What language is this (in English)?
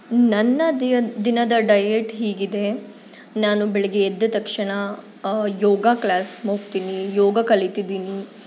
Kannada